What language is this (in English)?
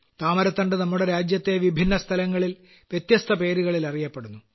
Malayalam